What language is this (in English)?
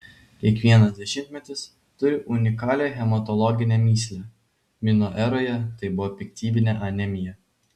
Lithuanian